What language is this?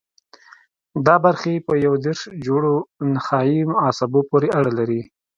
Pashto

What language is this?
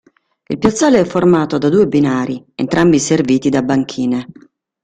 Italian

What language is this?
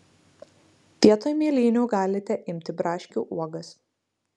Lithuanian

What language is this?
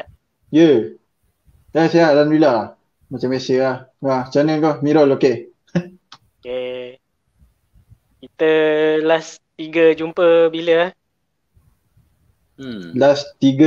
Malay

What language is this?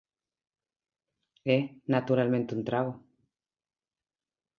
Galician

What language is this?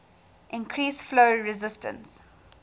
English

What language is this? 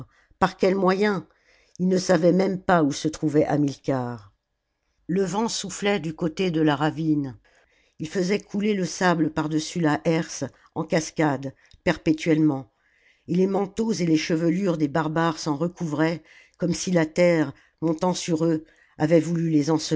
French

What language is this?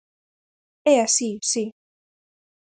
Galician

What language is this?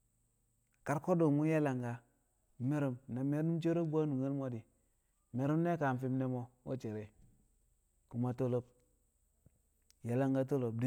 Kamo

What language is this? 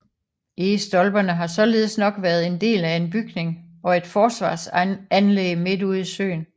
Danish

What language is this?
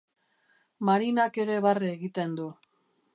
Basque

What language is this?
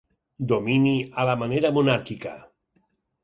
Catalan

